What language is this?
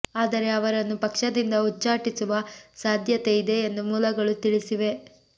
Kannada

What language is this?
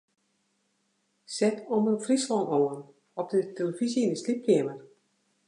Western Frisian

